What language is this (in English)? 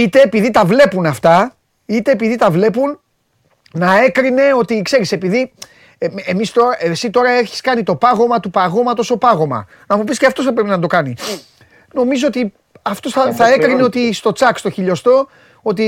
Greek